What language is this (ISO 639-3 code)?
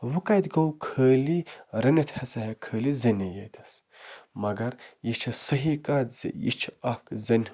kas